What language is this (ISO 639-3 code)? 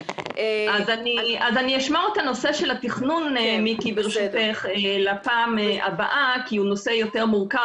heb